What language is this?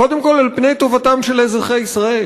Hebrew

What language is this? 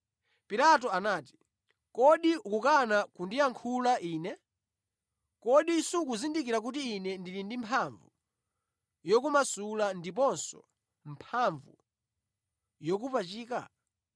Nyanja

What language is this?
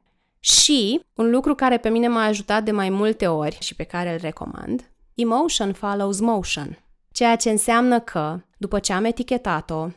Romanian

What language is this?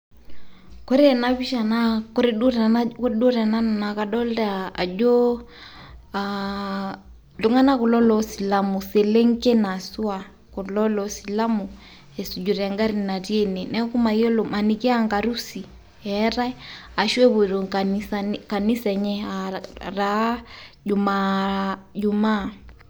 Masai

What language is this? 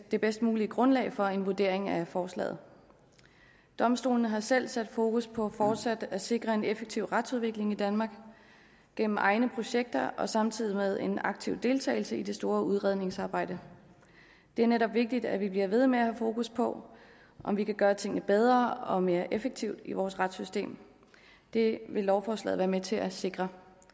Danish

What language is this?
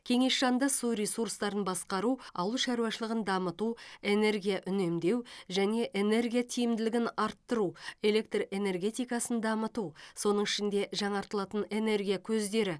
Kazakh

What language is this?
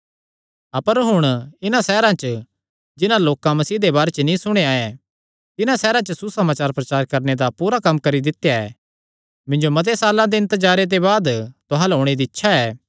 Kangri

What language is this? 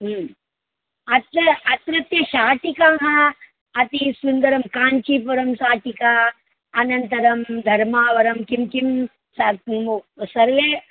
Sanskrit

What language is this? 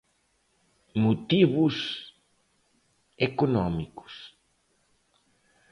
Galician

